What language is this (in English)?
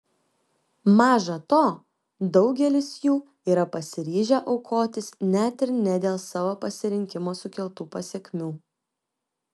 Lithuanian